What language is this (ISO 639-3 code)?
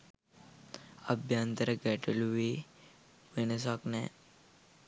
sin